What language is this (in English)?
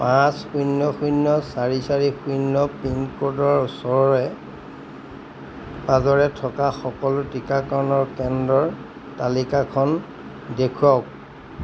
Assamese